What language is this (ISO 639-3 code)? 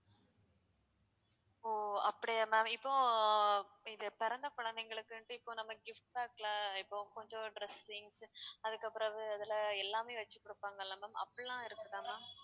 tam